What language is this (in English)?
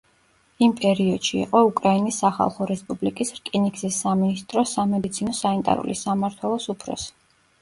Georgian